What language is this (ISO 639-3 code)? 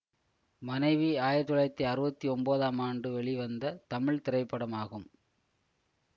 tam